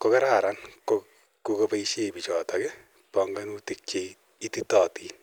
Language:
Kalenjin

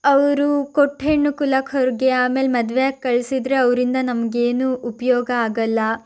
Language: Kannada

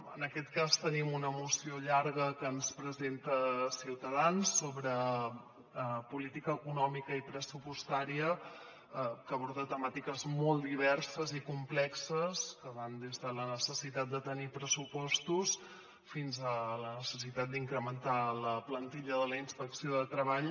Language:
Catalan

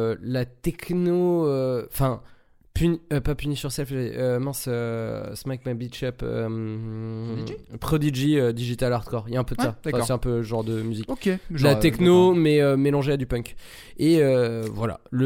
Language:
French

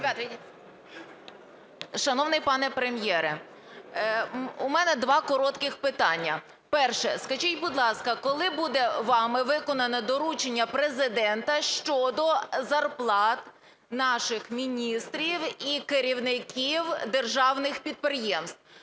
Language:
Ukrainian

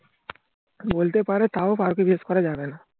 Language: Bangla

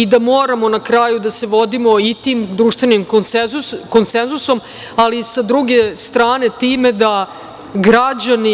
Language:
Serbian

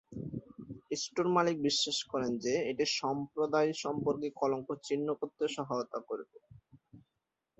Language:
Bangla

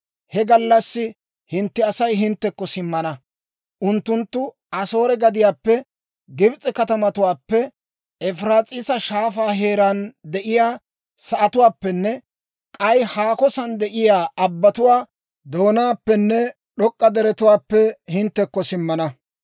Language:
Dawro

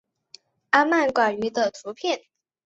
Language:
Chinese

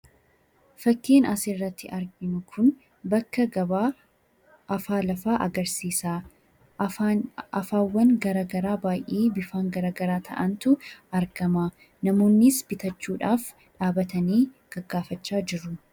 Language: Oromo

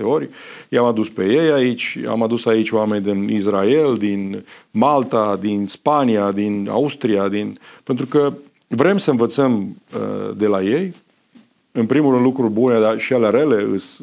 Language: Romanian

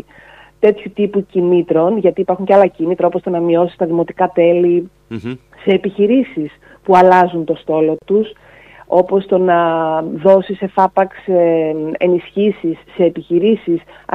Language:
Greek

